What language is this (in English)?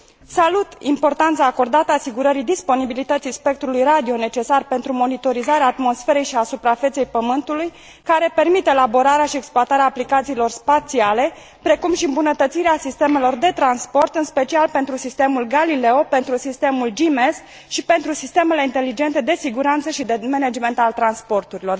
Romanian